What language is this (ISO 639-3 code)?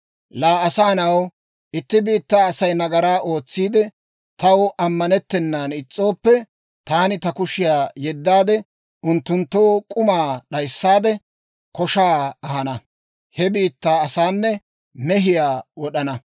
dwr